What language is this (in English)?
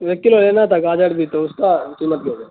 Urdu